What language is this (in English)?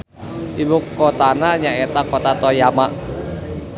Sundanese